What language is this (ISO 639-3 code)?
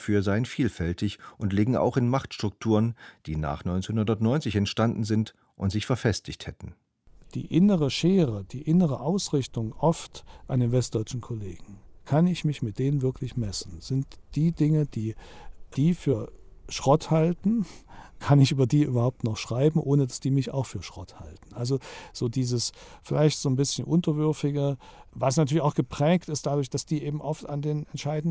deu